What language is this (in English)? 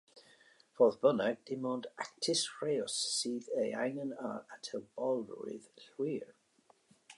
Welsh